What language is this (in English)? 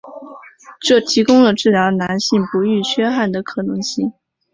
Chinese